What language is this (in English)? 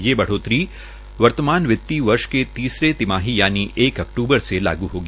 Hindi